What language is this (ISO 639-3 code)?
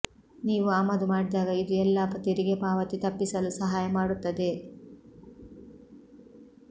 kan